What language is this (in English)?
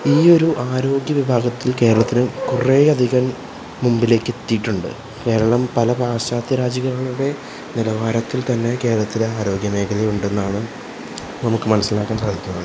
Malayalam